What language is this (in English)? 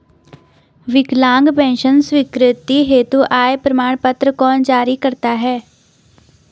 Hindi